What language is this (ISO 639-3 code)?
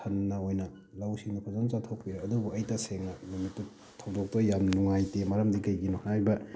mni